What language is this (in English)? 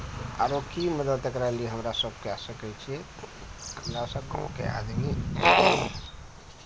Maithili